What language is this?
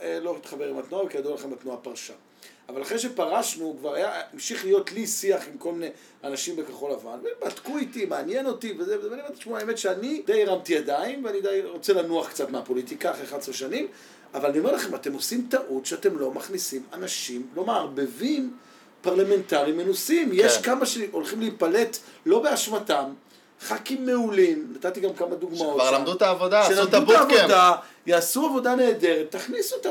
Hebrew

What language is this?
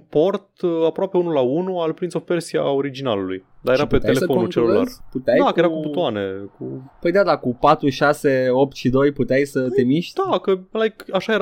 Romanian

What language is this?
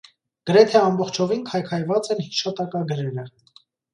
Armenian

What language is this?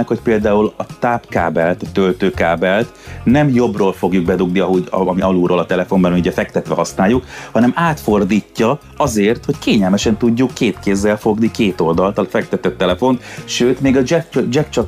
Hungarian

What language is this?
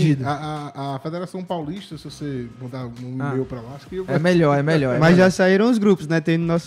Portuguese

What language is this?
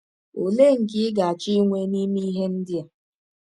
Igbo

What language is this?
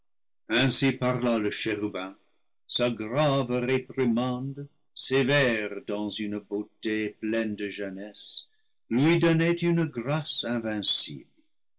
French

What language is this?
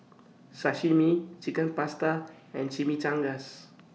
English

